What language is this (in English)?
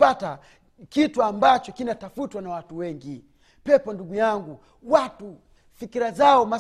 Swahili